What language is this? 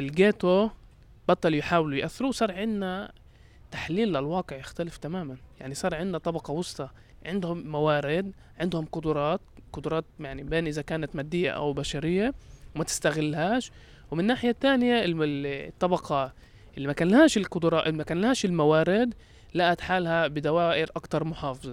Arabic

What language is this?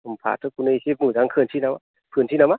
Bodo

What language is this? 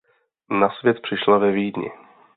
Czech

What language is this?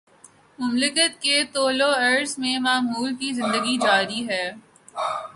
Urdu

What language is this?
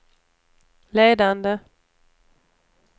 Swedish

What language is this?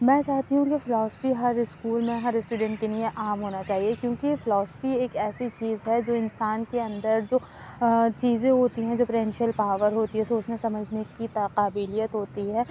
Urdu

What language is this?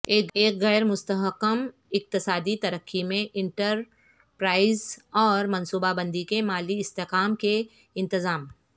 Urdu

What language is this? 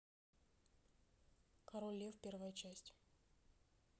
Russian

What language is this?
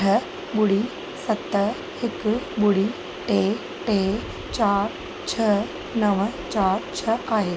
Sindhi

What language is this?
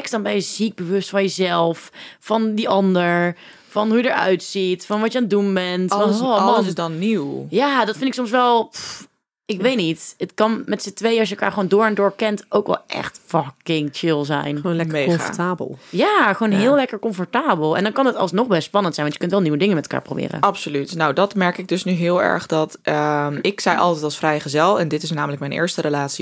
Dutch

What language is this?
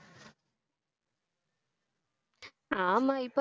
Tamil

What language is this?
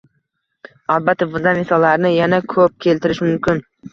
Uzbek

